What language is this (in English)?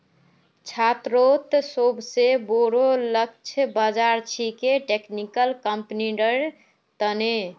Magahi